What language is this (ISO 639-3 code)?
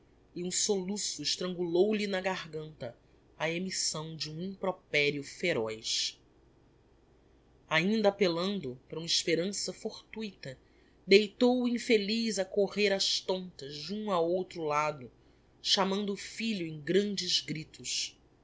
por